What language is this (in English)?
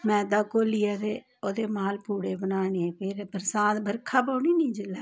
Dogri